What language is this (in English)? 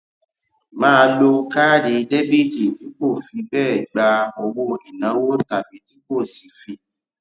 Yoruba